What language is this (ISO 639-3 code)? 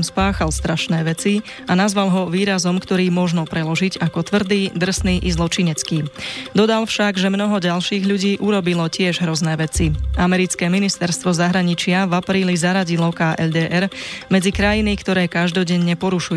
slk